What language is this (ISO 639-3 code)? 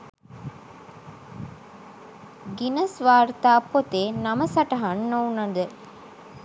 sin